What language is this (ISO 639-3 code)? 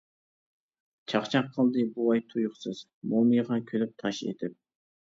uig